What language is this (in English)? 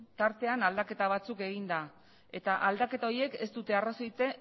Basque